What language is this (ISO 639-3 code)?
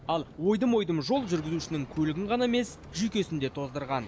kaz